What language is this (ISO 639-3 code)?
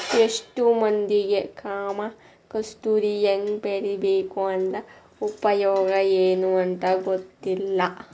kan